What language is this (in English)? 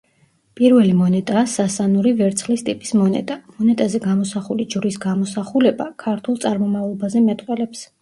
Georgian